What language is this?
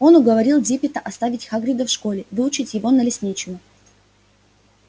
Russian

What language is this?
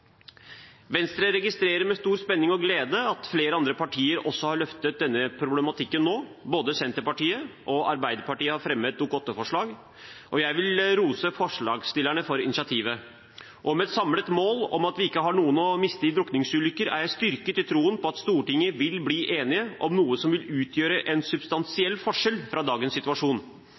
Norwegian Bokmål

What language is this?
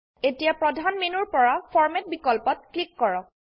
Assamese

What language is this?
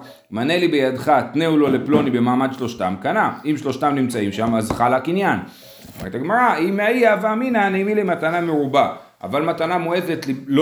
Hebrew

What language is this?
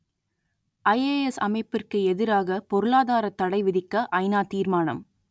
Tamil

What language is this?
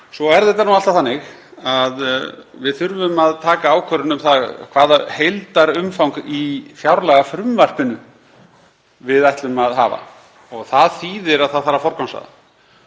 Icelandic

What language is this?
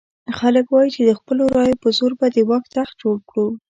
Pashto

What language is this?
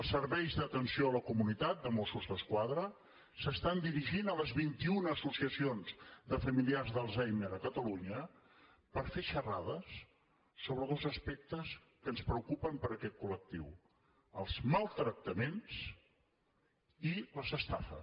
Catalan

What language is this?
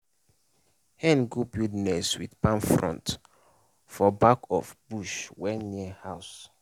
Nigerian Pidgin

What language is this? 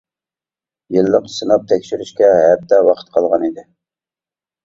Uyghur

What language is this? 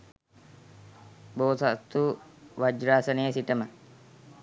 Sinhala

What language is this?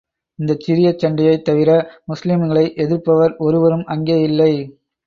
Tamil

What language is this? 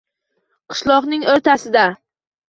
Uzbek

